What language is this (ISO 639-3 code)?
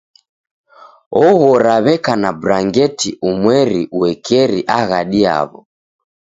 dav